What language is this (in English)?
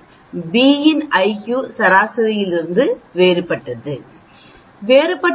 Tamil